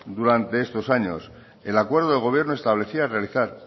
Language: Spanish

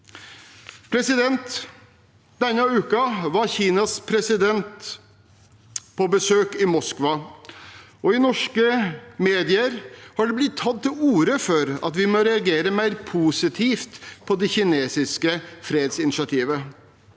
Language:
Norwegian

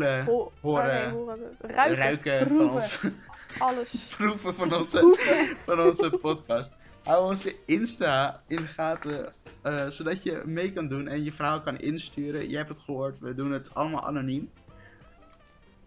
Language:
Dutch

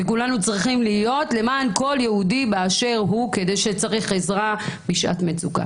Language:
Hebrew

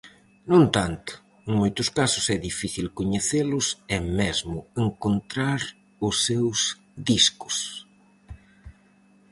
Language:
Galician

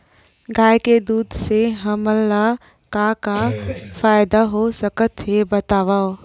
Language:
Chhattisgarhi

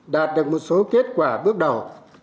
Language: Vietnamese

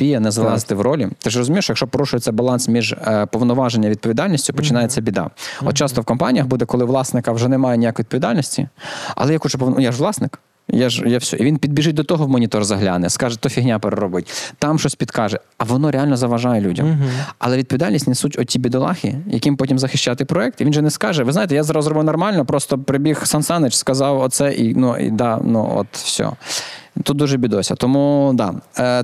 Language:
Ukrainian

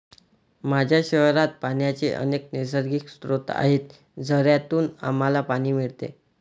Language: Marathi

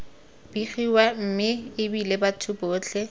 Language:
Tswana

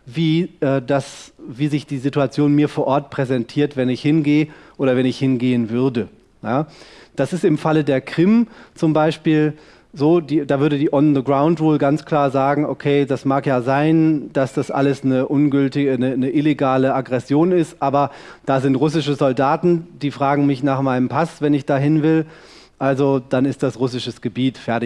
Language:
German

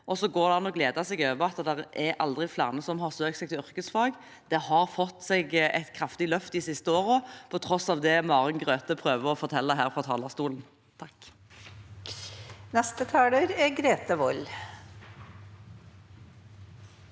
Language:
Norwegian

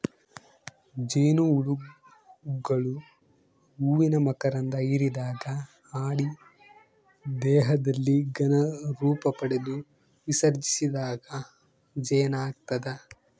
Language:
Kannada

